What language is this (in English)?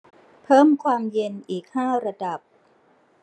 Thai